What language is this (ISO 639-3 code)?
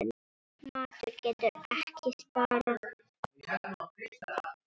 isl